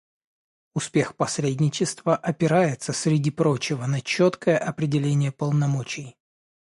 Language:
Russian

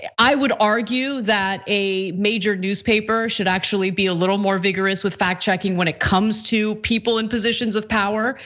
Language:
English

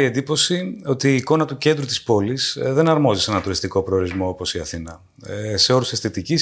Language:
Greek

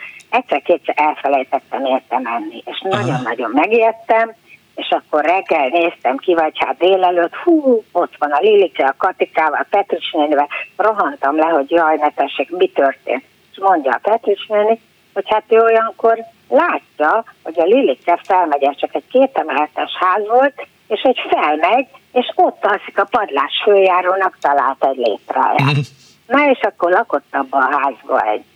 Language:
Hungarian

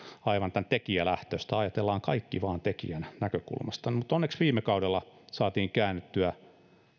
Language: Finnish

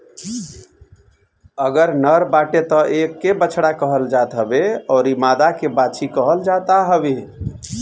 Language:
Bhojpuri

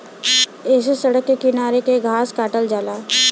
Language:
Bhojpuri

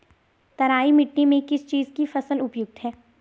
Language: Hindi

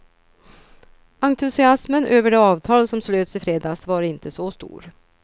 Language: Swedish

